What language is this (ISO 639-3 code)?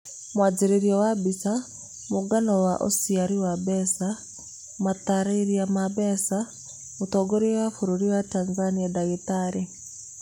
kik